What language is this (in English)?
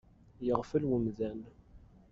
Kabyle